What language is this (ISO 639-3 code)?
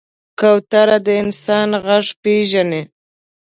pus